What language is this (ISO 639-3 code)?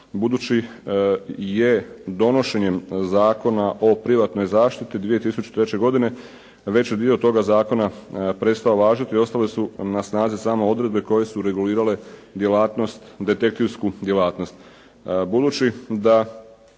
hrv